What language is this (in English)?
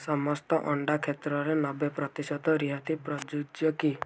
Odia